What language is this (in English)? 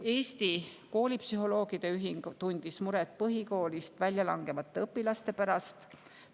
Estonian